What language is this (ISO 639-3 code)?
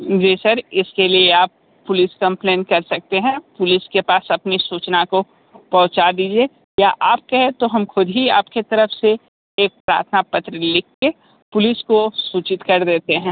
hin